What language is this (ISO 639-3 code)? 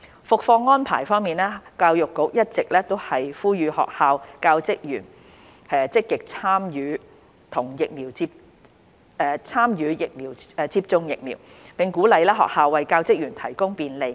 yue